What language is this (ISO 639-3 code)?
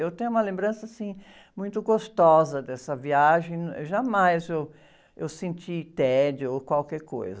por